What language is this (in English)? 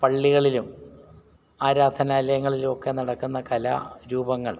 Malayalam